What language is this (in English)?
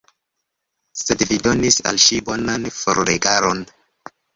Esperanto